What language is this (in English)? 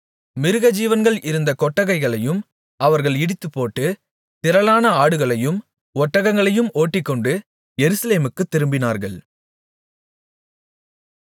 Tamil